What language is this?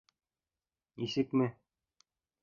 Bashkir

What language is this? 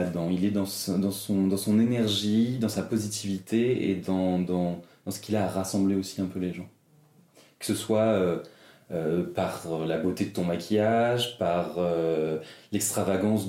French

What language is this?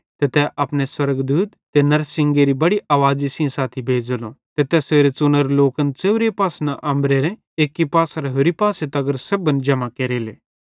Bhadrawahi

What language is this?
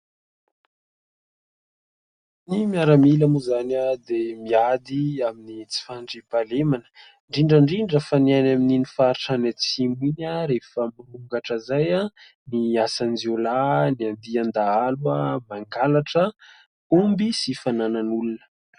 Malagasy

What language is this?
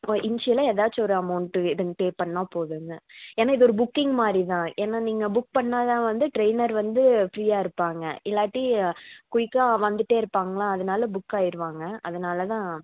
Tamil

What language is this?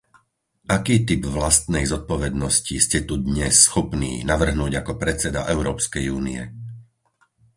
Slovak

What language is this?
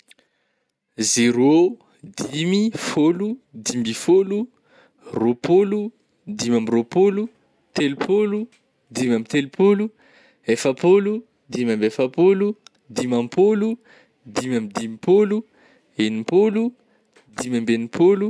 Northern Betsimisaraka Malagasy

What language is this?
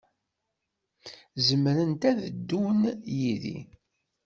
Kabyle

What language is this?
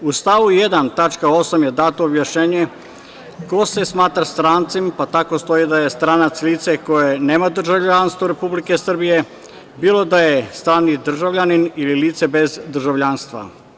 Serbian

